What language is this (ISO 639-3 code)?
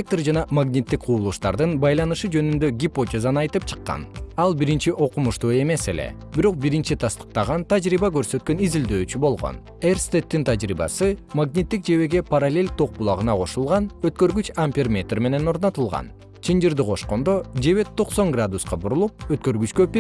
kir